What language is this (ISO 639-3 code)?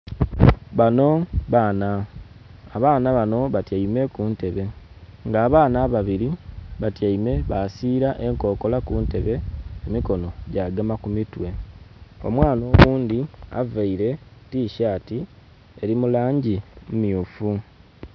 xog